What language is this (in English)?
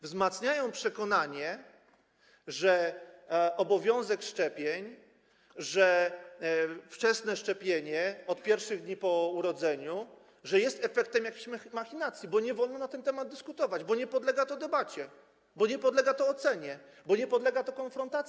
Polish